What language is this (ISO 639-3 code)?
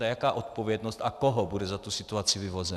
ces